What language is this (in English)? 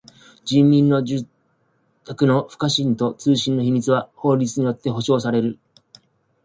Japanese